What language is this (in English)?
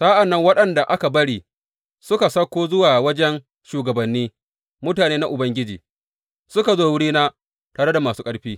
Hausa